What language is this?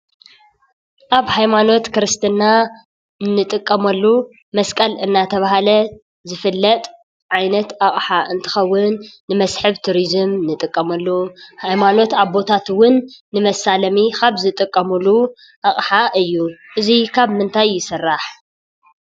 Tigrinya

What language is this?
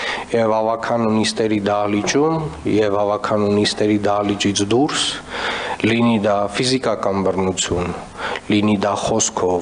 Romanian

